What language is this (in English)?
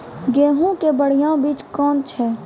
Maithili